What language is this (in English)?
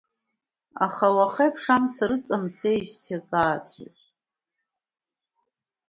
Abkhazian